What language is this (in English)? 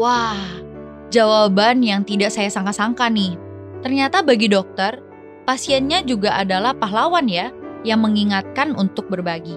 Indonesian